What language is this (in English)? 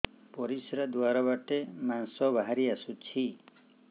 Odia